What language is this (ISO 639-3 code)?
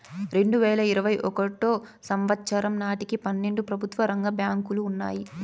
tel